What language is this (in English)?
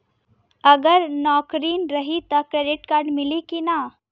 Bhojpuri